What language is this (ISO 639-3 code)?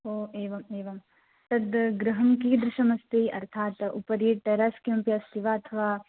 san